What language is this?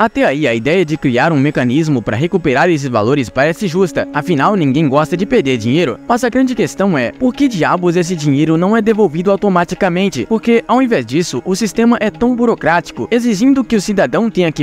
Portuguese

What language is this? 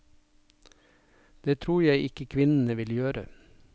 Norwegian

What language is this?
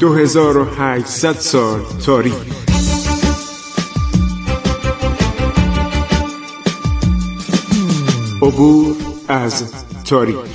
Persian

